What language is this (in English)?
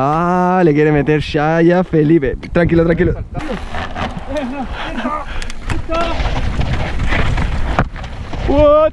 Spanish